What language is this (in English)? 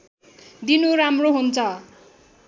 Nepali